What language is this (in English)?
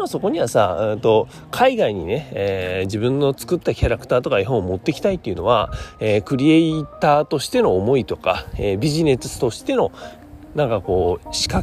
Japanese